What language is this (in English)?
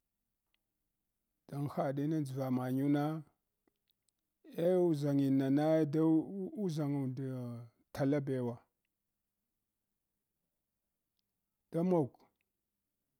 Hwana